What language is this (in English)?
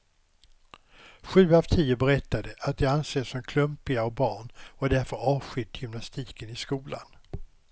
Swedish